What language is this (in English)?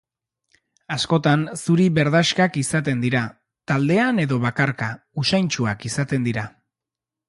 Basque